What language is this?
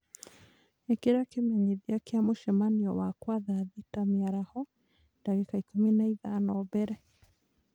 Kikuyu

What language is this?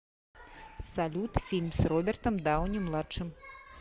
Russian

